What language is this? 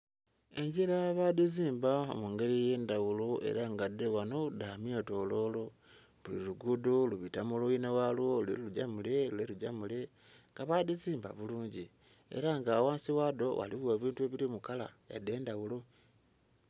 Soga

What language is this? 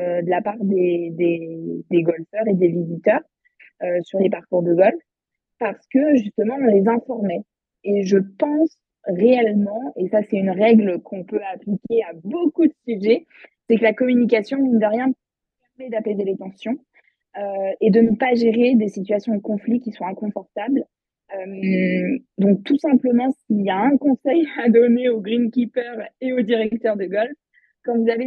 French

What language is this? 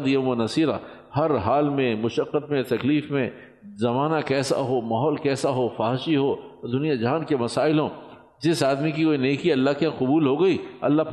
Urdu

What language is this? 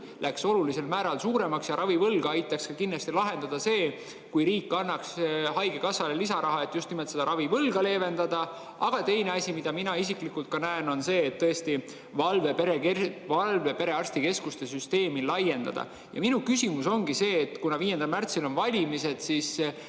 Estonian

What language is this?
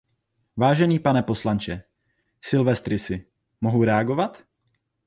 Czech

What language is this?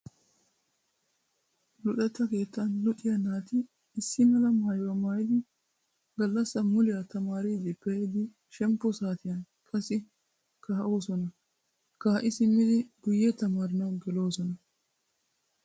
Wolaytta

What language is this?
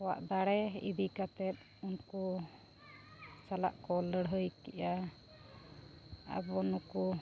Santali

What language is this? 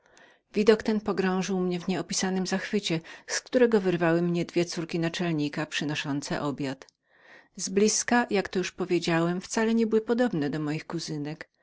Polish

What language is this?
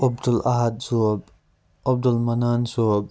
Kashmiri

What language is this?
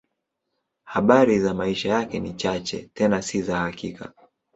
Swahili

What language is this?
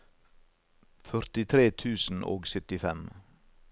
Norwegian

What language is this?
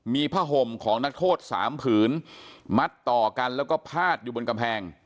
Thai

